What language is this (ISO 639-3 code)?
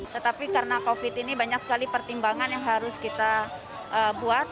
ind